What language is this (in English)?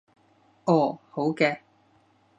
Cantonese